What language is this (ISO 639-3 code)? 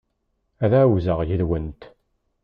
kab